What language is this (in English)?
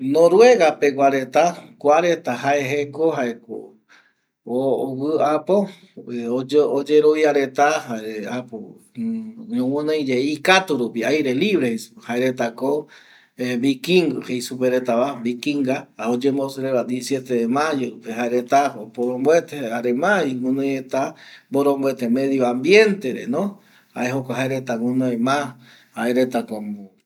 Eastern Bolivian Guaraní